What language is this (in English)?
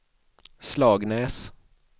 Swedish